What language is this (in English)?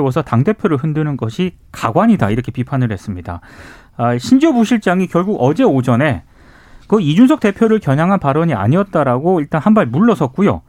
Korean